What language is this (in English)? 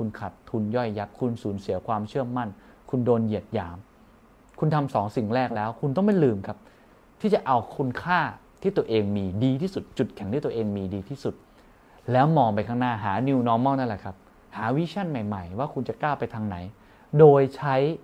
Thai